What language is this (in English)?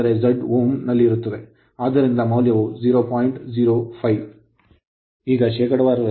Kannada